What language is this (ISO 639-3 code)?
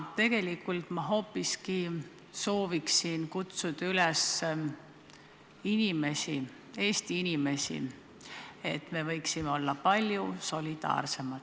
est